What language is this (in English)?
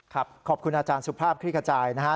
Thai